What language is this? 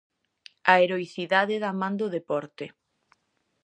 Galician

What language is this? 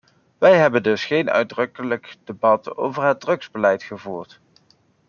Dutch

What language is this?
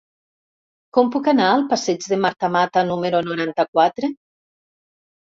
Catalan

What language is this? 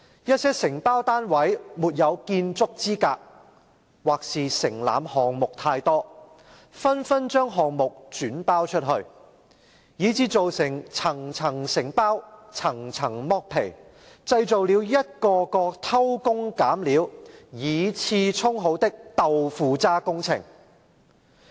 Cantonese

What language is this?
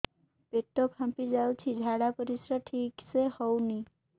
Odia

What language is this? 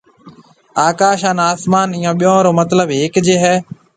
Marwari (Pakistan)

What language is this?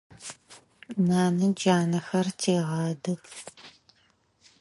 Adyghe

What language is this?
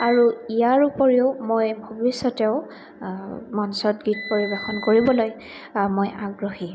Assamese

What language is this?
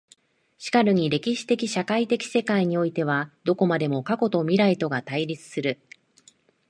Japanese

